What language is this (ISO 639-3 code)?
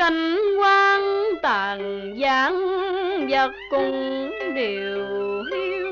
vie